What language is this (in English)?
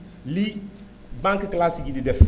Wolof